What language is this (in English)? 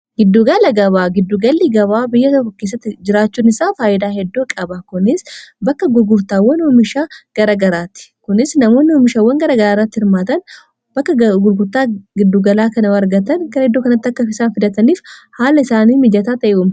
Oromo